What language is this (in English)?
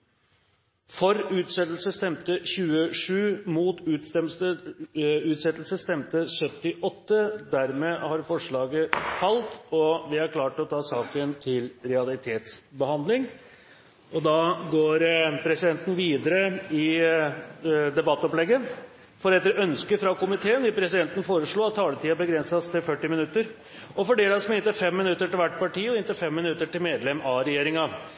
Norwegian Bokmål